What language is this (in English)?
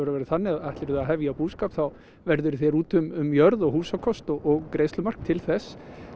Icelandic